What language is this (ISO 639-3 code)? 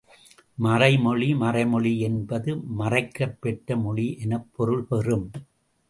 tam